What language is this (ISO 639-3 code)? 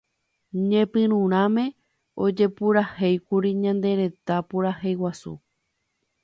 grn